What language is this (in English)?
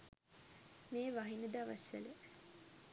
Sinhala